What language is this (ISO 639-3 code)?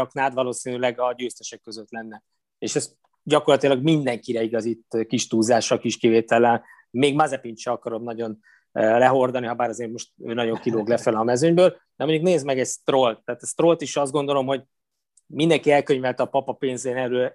hun